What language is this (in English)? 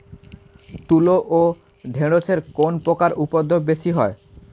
Bangla